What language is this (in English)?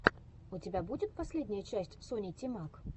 Russian